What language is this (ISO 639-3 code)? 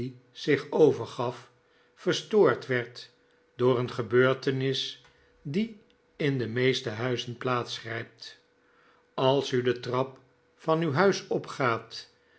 nld